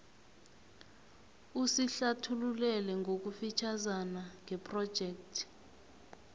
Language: South Ndebele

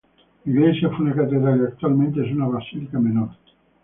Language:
Spanish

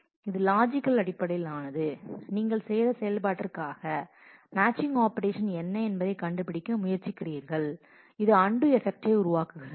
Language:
Tamil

